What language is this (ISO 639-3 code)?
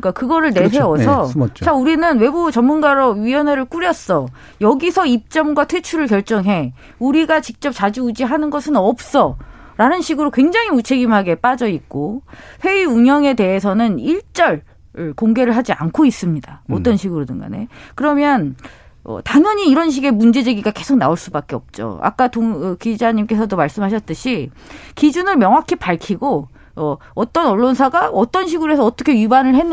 kor